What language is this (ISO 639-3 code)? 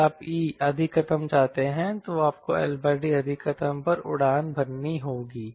hin